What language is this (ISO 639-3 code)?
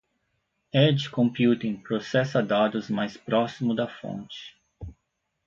por